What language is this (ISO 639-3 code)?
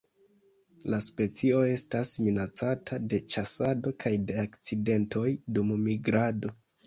epo